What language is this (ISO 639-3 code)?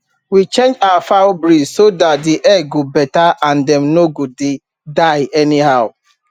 pcm